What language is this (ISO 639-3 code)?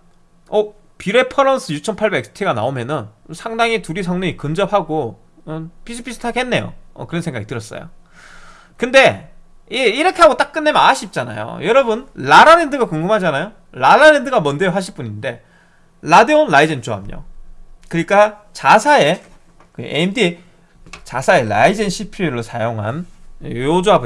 kor